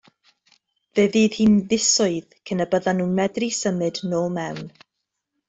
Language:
Welsh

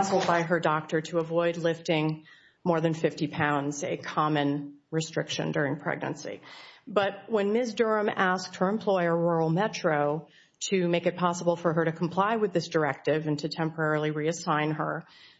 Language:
English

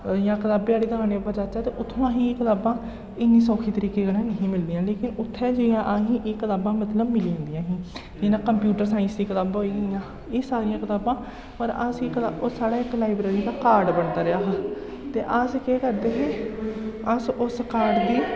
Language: Dogri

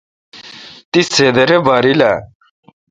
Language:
Kalkoti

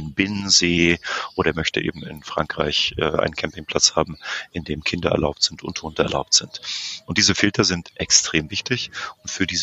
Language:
German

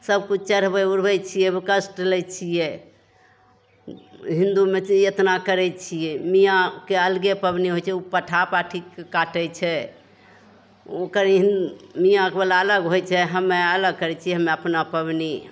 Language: Maithili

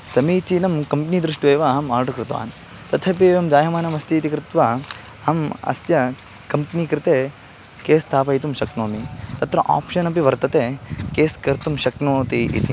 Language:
Sanskrit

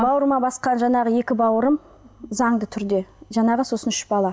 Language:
Kazakh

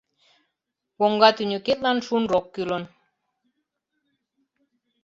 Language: Mari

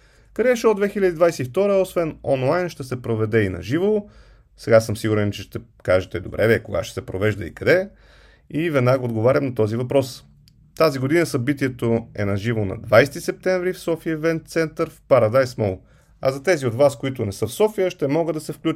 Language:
Bulgarian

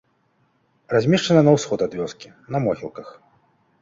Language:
Belarusian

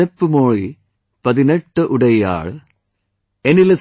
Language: English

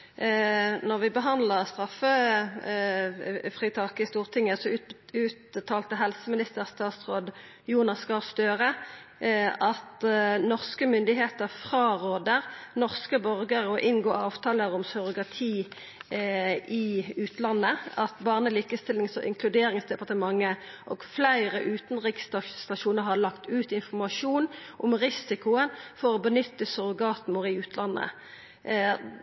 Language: Norwegian Nynorsk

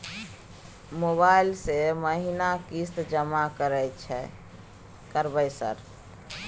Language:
Maithili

